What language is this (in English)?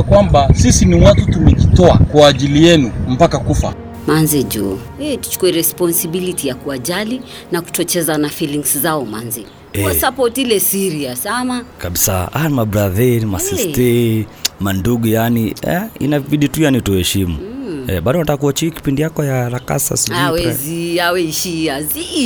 Swahili